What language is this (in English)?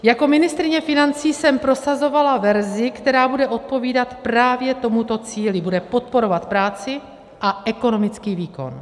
Czech